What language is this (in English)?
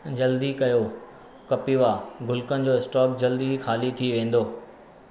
Sindhi